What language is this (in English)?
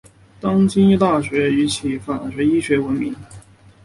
Chinese